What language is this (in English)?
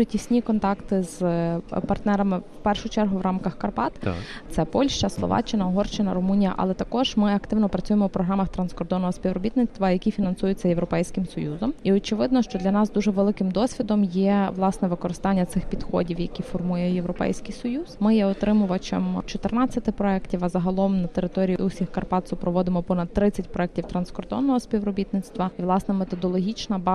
Ukrainian